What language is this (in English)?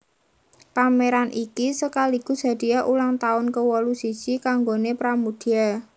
Javanese